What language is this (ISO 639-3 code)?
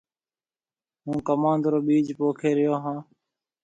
mve